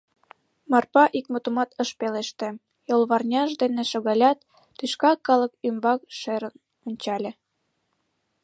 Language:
Mari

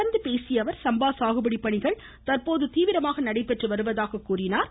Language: Tamil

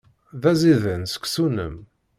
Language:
Kabyle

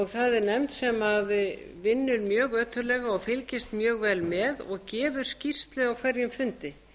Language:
Icelandic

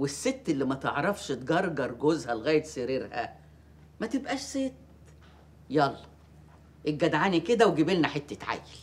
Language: Arabic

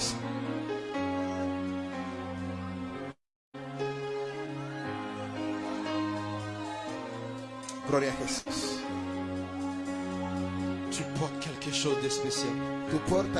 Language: French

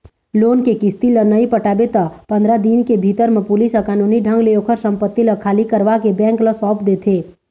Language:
Chhattisgarhi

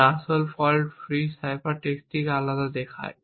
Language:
Bangla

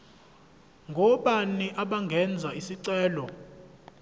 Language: Zulu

